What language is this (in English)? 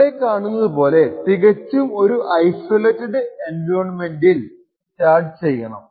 Malayalam